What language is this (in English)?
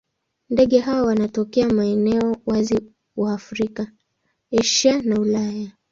Swahili